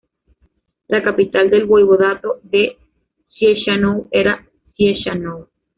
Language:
Spanish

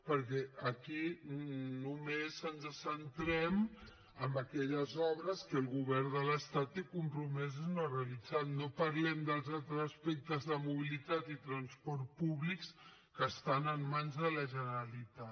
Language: Catalan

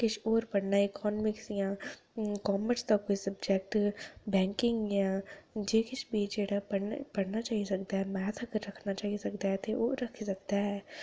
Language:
Dogri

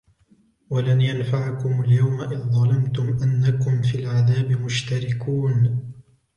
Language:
Arabic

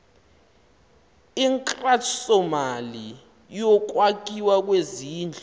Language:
Xhosa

